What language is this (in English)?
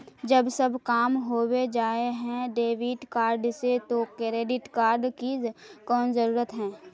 Magahi